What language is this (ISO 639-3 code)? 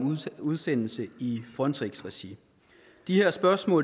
dan